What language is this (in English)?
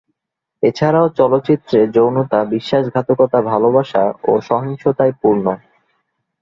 Bangla